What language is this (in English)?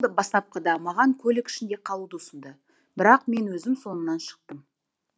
Kazakh